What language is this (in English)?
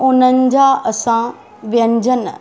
Sindhi